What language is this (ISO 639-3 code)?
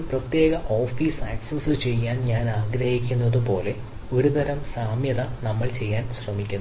mal